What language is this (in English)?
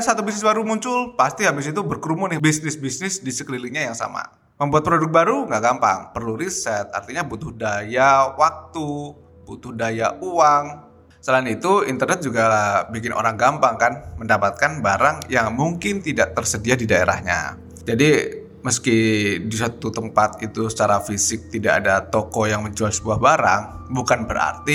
Indonesian